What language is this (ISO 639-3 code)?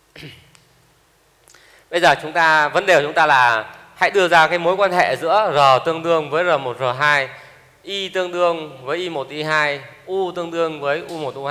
vie